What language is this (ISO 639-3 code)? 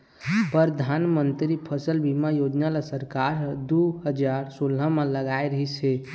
hne